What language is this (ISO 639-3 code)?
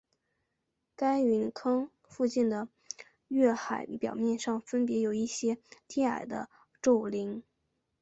zho